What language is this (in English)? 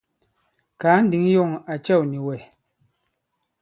Bankon